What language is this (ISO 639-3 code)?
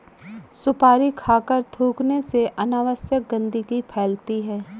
hin